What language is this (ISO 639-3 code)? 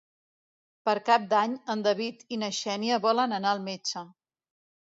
cat